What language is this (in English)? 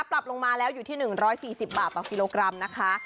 Thai